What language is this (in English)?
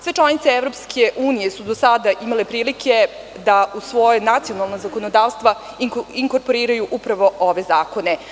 Serbian